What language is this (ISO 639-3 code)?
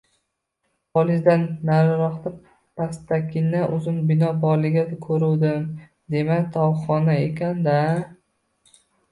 uzb